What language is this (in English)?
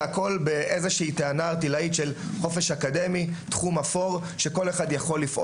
Hebrew